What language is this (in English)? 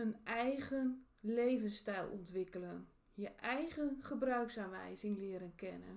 Dutch